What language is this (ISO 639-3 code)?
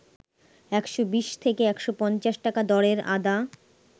ben